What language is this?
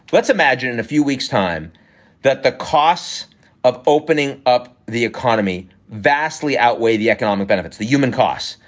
English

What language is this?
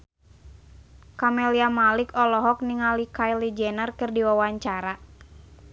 Sundanese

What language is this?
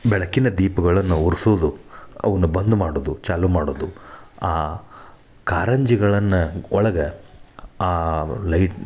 Kannada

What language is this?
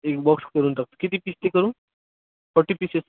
Marathi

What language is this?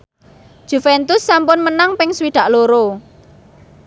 Javanese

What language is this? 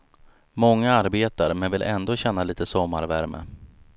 Swedish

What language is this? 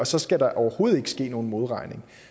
Danish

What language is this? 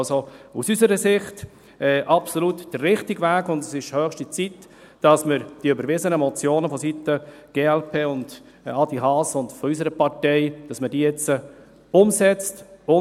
Swiss German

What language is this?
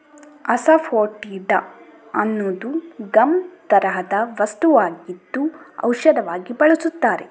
Kannada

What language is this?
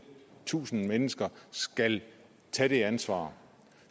Danish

